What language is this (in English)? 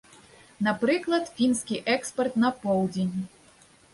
Belarusian